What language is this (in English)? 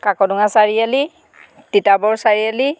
Assamese